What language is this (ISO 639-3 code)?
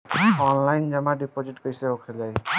bho